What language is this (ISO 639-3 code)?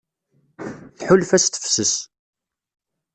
kab